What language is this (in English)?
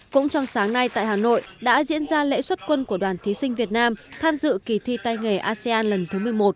Vietnamese